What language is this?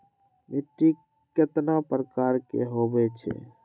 Magahi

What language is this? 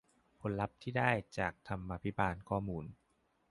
Thai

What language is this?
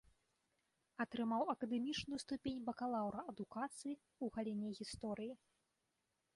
Belarusian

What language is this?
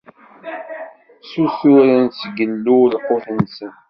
Kabyle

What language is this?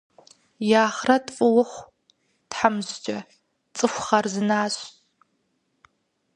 Kabardian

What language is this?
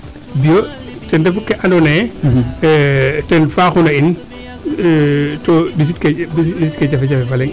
Serer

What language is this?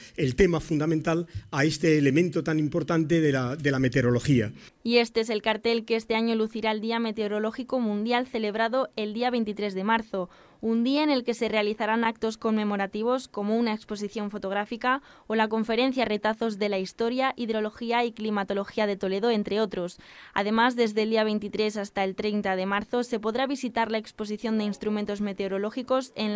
Spanish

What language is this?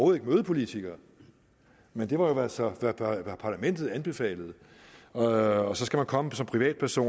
Danish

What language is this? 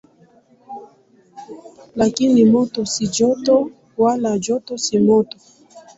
Swahili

